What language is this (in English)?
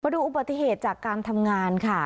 Thai